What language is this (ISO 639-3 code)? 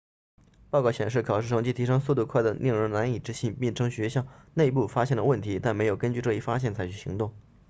zho